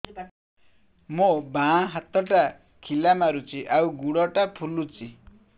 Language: Odia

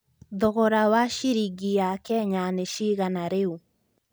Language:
Kikuyu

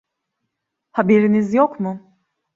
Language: Turkish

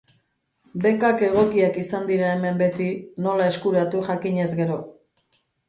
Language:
Basque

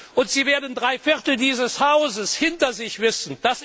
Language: German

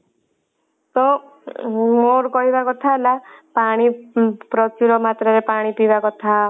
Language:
Odia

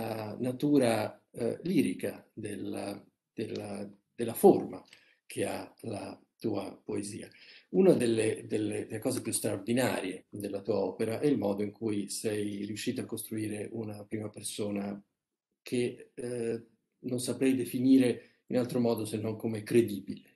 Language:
Italian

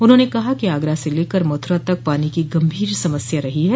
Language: Hindi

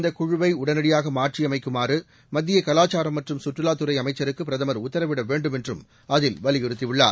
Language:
Tamil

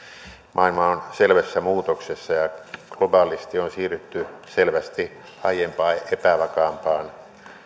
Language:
Finnish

